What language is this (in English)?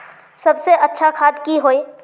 Magahi